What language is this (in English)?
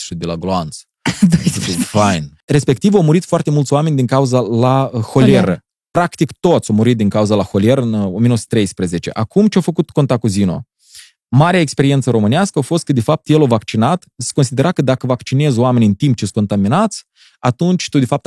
Romanian